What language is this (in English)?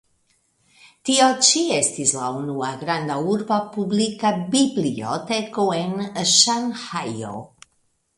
Esperanto